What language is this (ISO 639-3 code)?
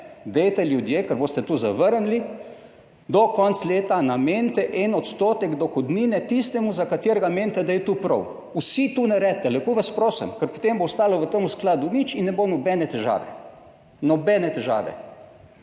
slv